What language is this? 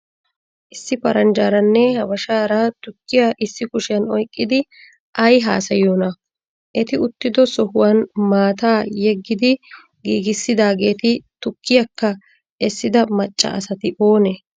Wolaytta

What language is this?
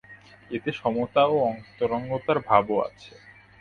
Bangla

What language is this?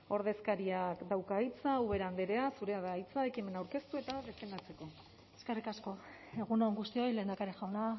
Basque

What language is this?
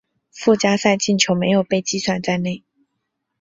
Chinese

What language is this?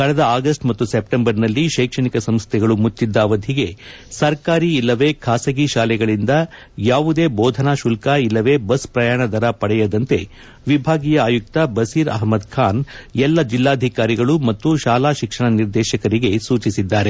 Kannada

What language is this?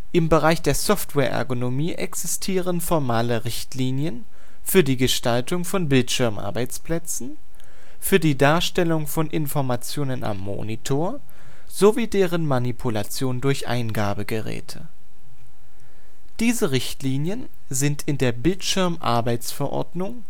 German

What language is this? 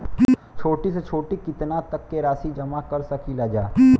Bhojpuri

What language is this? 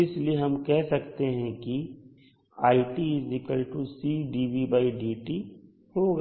Hindi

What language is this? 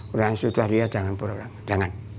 Indonesian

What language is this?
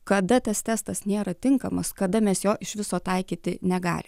Lithuanian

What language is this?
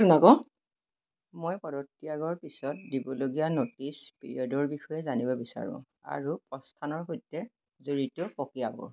Assamese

